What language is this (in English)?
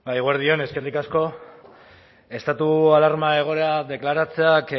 Basque